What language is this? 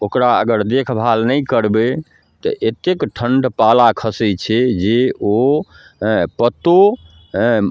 Maithili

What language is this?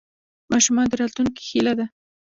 Pashto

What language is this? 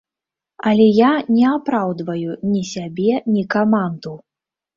Belarusian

